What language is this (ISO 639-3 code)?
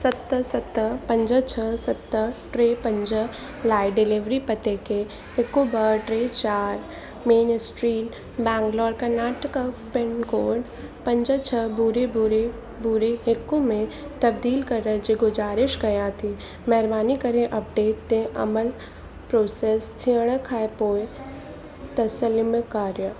snd